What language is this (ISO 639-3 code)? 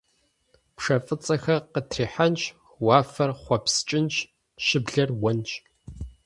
kbd